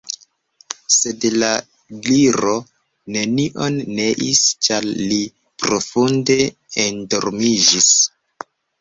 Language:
Esperanto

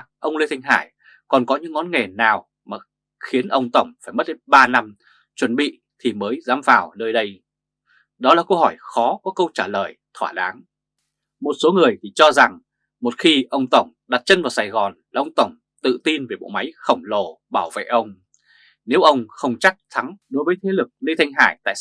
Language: Vietnamese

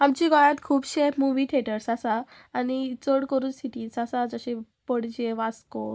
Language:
Konkani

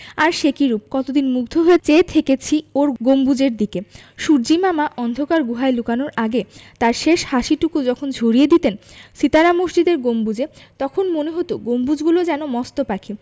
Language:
Bangla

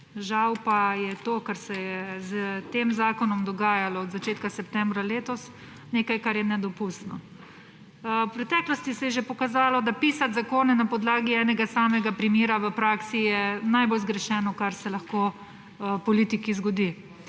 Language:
Slovenian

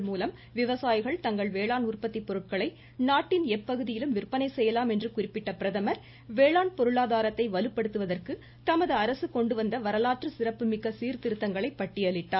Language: Tamil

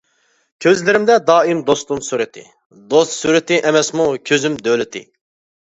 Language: Uyghur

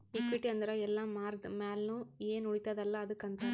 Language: Kannada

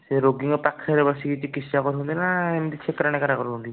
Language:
Odia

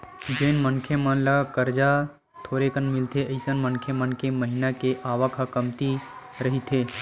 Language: Chhattisgarhi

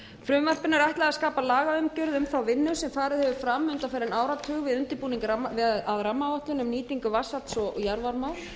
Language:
Icelandic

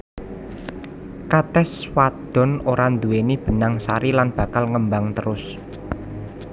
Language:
Javanese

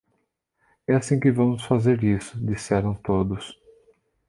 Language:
Portuguese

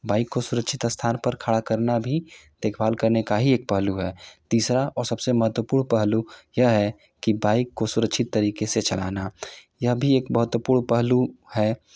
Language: Hindi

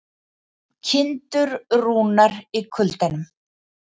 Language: Icelandic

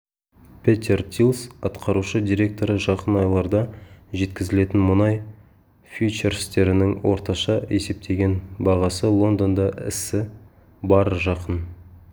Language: Kazakh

